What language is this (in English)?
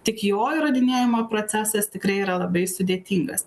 Lithuanian